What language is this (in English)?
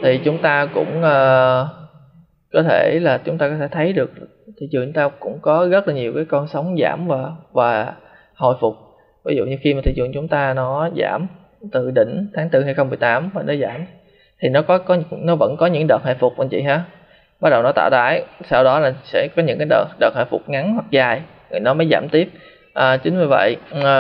Vietnamese